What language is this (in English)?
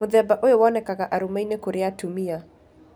Kikuyu